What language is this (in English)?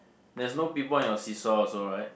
English